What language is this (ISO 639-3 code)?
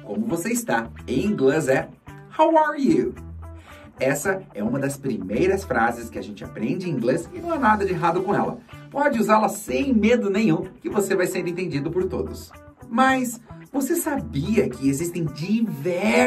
por